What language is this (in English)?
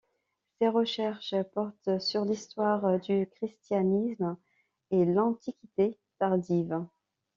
French